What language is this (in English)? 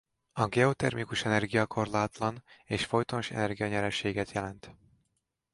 Hungarian